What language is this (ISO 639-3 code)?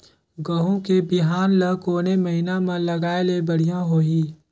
hne